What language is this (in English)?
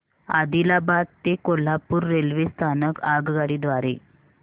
Marathi